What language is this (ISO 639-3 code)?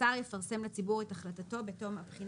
heb